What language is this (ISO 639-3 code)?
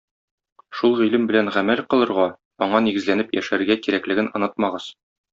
tat